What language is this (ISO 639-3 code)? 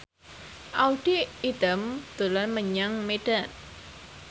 jav